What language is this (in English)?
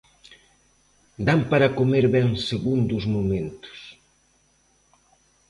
Galician